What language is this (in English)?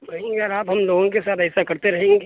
Urdu